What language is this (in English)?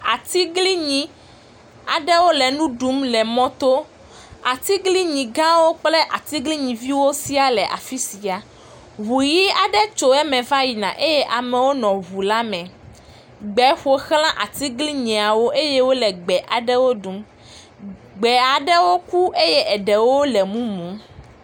Ewe